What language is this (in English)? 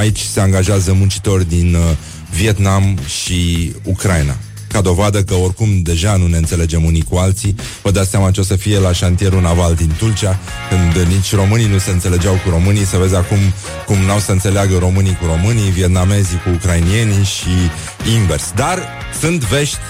Romanian